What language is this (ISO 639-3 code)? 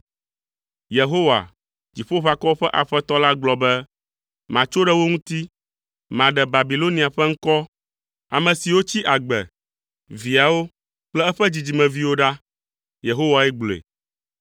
ewe